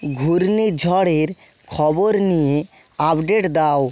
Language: Bangla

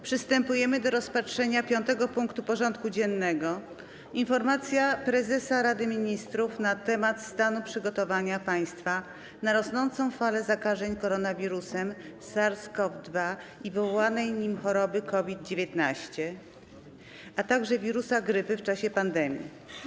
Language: Polish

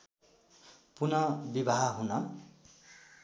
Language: Nepali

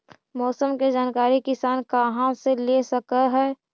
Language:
Magahi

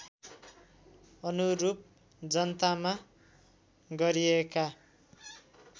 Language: Nepali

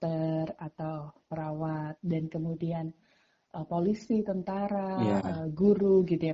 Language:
Indonesian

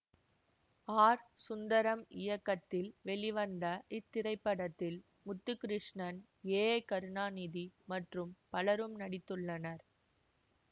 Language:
Tamil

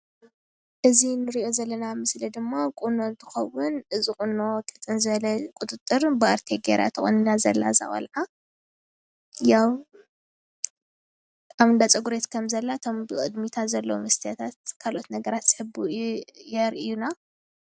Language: Tigrinya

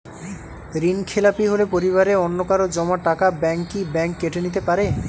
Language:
Bangla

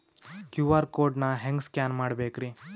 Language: Kannada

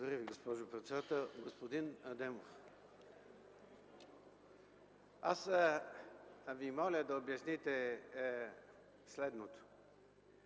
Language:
Bulgarian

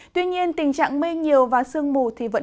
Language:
Vietnamese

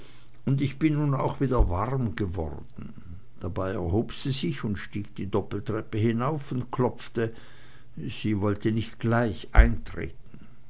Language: German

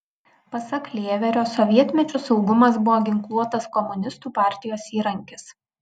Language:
Lithuanian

